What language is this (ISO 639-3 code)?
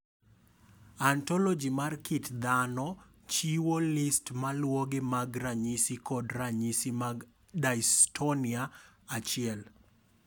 luo